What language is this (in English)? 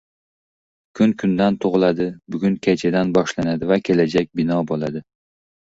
Uzbek